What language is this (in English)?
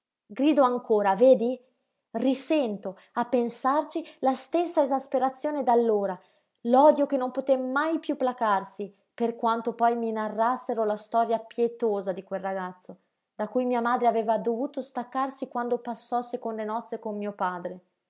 Italian